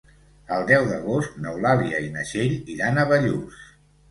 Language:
Catalan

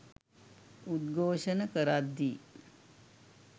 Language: Sinhala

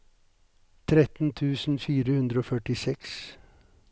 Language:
Norwegian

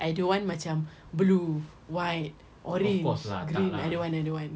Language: English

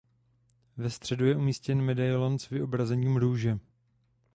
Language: Czech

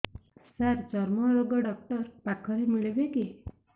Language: Odia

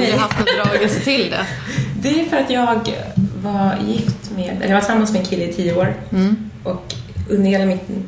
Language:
Swedish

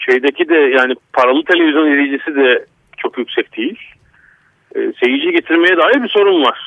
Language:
Turkish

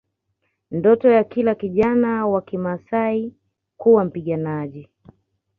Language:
Swahili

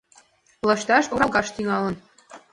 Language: Mari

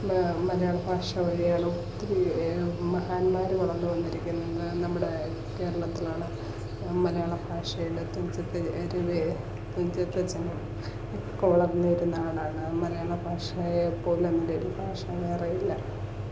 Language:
Malayalam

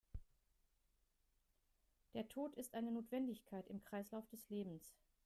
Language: German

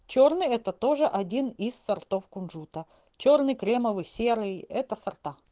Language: Russian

